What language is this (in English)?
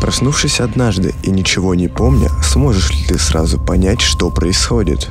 Russian